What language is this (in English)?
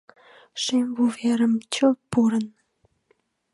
Mari